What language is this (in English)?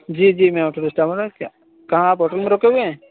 Urdu